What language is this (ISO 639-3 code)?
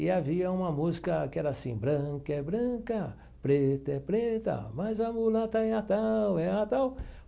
por